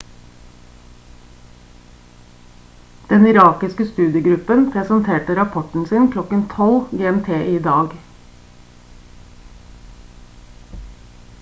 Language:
Norwegian Bokmål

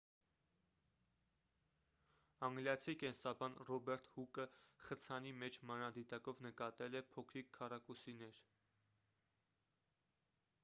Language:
Armenian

